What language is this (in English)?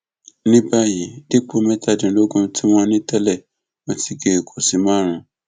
Yoruba